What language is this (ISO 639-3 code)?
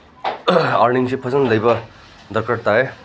mni